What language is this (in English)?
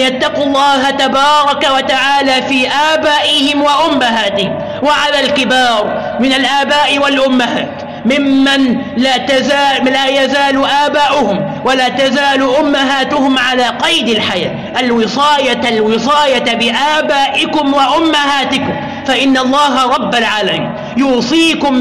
Arabic